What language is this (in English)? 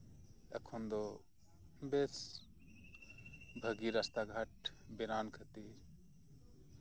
Santali